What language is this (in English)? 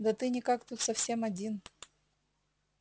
Russian